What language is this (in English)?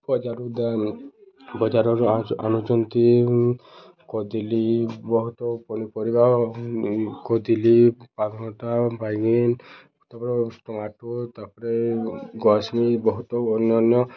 Odia